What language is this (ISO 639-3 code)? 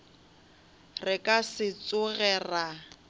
nso